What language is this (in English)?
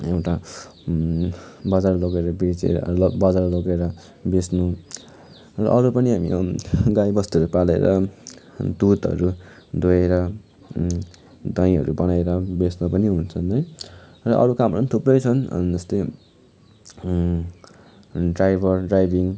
Nepali